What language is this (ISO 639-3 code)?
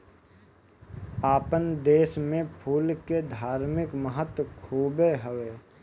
bho